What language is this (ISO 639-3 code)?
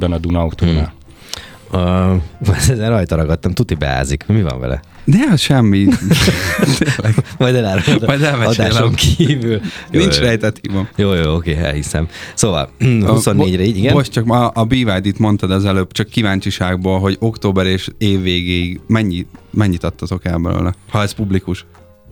hun